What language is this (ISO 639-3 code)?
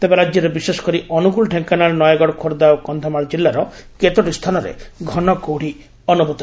ori